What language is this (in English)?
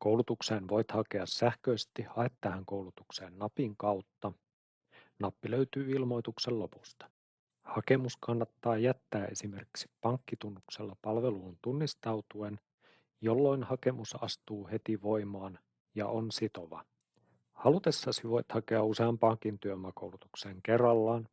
Finnish